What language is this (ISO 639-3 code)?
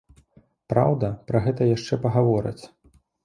bel